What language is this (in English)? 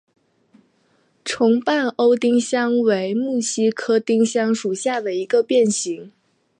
Chinese